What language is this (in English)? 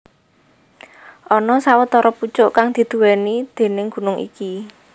Javanese